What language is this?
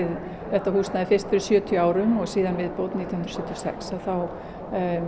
Icelandic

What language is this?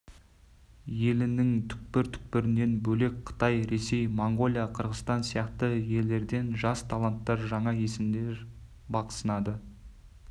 Kazakh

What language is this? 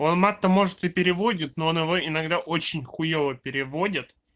Russian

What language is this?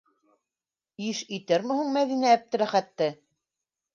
Bashkir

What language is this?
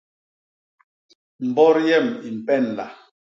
Basaa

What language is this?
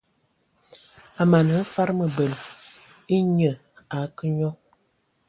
Ewondo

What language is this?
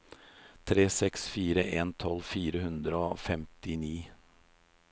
Norwegian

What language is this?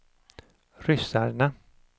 Swedish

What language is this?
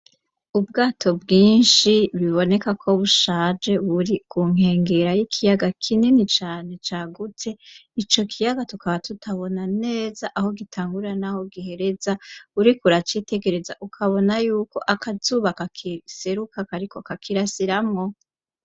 Rundi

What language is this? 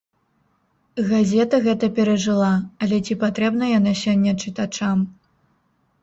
Belarusian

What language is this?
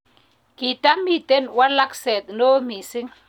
Kalenjin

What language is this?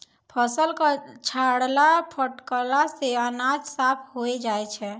Maithili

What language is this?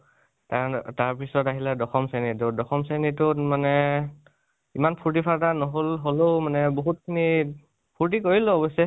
Assamese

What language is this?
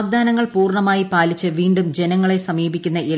Malayalam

